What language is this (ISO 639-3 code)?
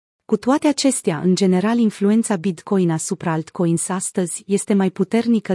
ron